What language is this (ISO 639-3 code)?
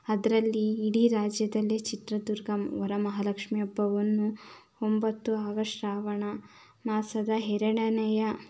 kan